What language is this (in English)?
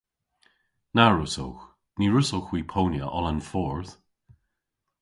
Cornish